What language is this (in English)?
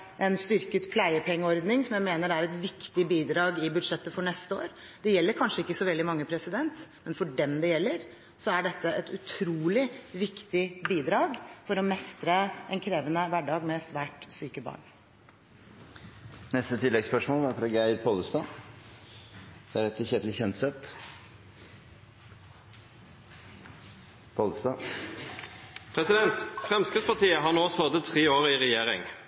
Norwegian